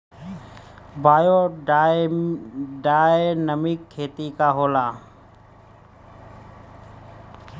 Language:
Bhojpuri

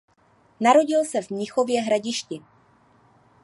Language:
Czech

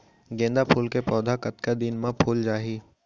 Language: Chhattisgarhi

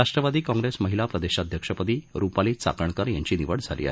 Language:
Marathi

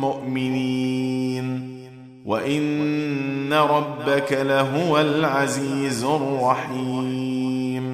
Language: Arabic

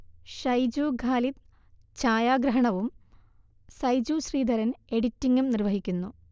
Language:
Malayalam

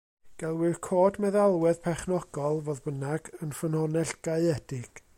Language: Welsh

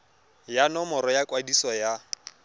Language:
Tswana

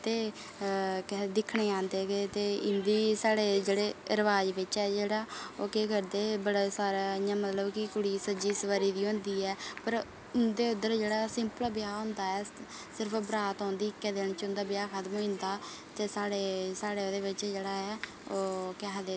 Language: Dogri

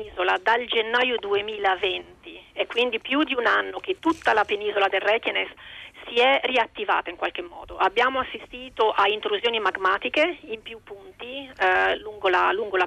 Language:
Italian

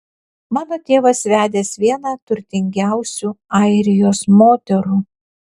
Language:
Lithuanian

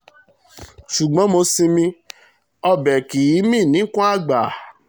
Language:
Yoruba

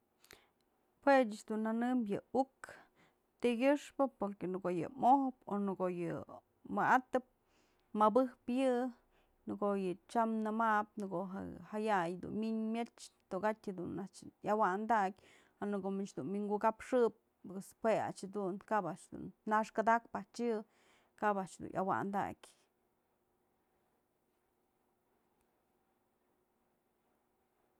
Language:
Mazatlán Mixe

